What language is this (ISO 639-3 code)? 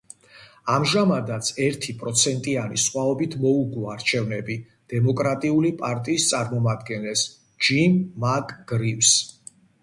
kat